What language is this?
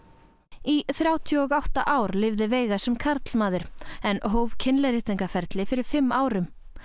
Icelandic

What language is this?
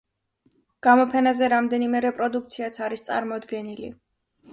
Georgian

